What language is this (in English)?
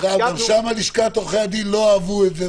Hebrew